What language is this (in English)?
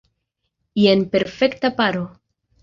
Esperanto